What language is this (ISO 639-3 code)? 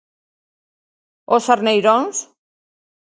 glg